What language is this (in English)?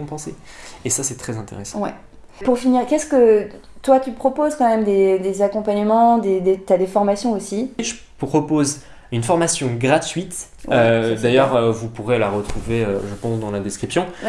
French